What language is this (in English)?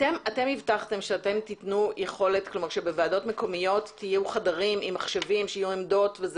Hebrew